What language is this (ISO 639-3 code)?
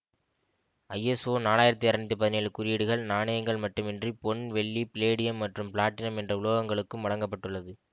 tam